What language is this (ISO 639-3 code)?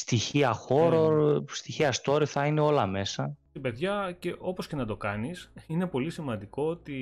ell